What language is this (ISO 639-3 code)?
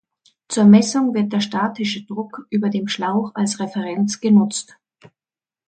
deu